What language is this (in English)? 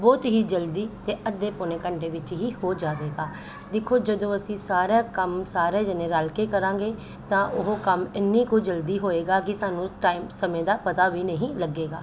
Punjabi